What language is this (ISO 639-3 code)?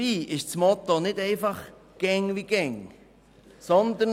gsw